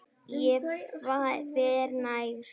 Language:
Icelandic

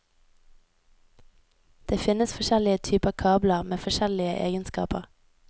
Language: Norwegian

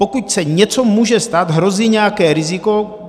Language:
Czech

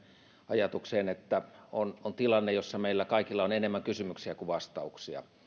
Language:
Finnish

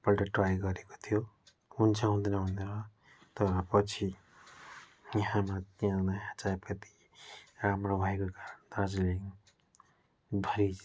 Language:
Nepali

